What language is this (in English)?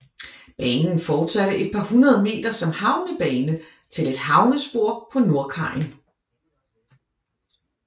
Danish